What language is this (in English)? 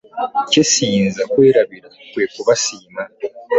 Ganda